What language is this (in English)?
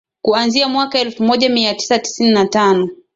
Swahili